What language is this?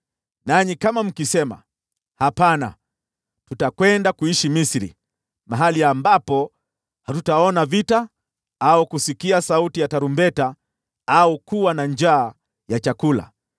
Swahili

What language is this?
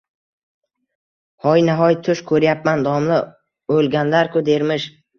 Uzbek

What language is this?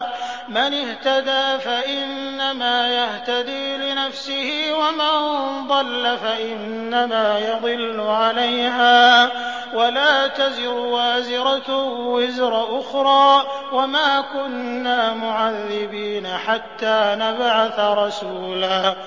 Arabic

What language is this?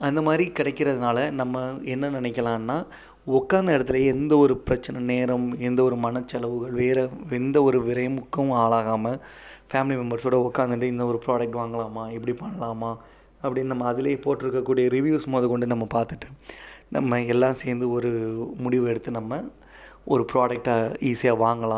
Tamil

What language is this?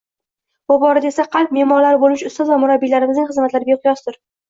Uzbek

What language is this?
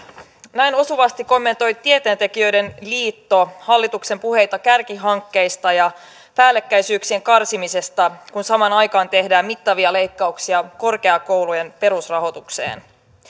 Finnish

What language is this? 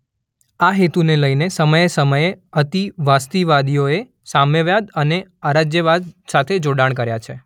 Gujarati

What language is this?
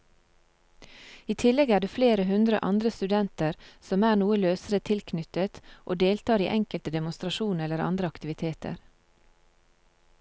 Norwegian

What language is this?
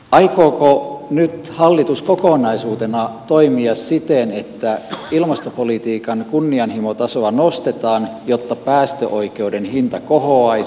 Finnish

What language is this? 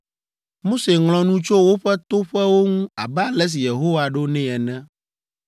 Ewe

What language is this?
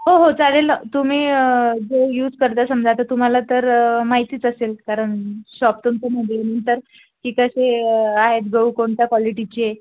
Marathi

